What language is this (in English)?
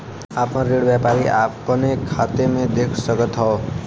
Bhojpuri